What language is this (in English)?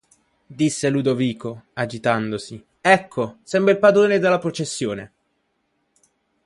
Italian